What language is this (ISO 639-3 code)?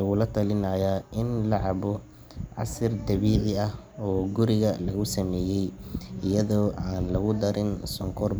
som